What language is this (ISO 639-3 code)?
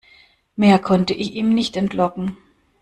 deu